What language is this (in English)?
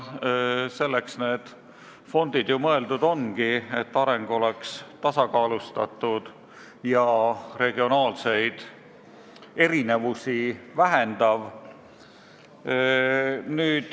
Estonian